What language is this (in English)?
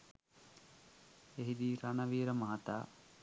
Sinhala